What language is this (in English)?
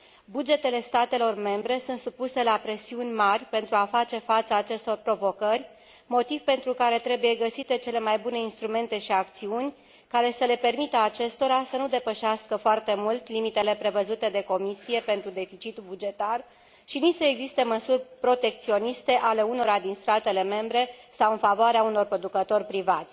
Romanian